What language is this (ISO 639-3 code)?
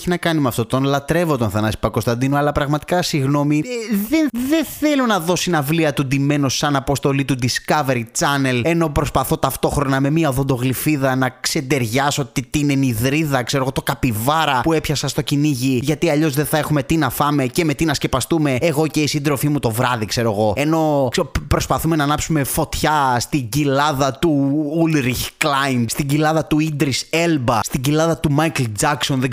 ell